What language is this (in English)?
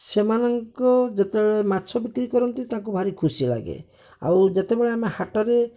Odia